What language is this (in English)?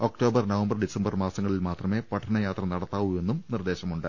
Malayalam